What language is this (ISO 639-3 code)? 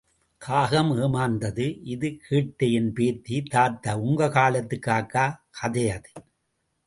tam